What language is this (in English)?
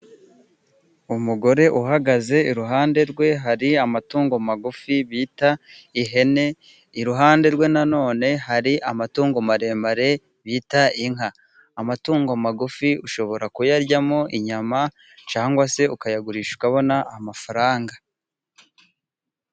Kinyarwanda